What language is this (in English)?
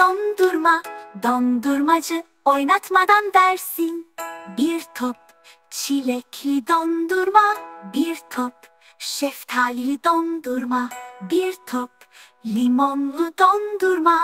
Turkish